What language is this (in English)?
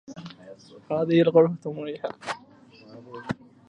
Arabic